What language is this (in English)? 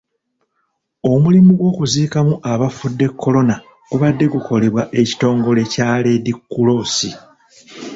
Ganda